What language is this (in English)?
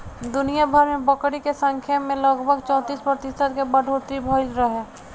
Bhojpuri